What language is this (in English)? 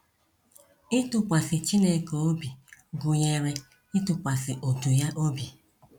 Igbo